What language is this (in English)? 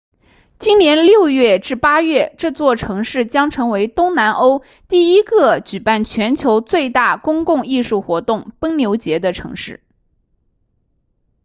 Chinese